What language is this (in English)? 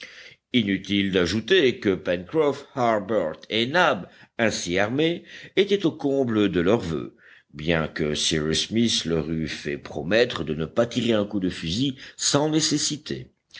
French